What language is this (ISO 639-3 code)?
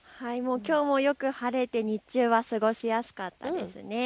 jpn